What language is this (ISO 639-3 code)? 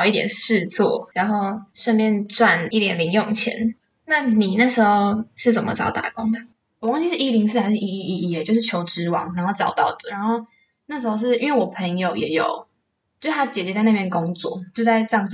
zho